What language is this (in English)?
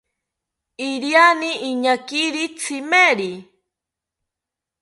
South Ucayali Ashéninka